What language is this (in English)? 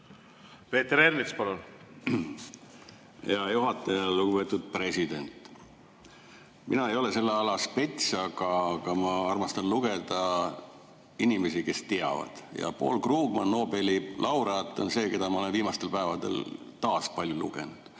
Estonian